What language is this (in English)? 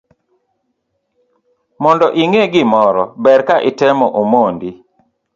Luo (Kenya and Tanzania)